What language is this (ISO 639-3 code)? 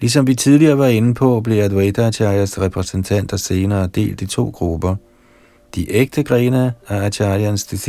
dan